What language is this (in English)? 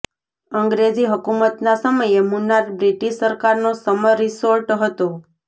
Gujarati